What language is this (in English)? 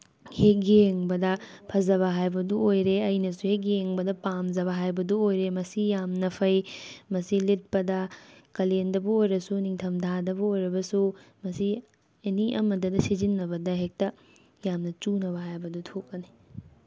Manipuri